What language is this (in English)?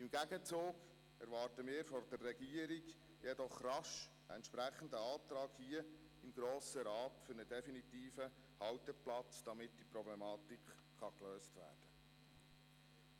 Swiss German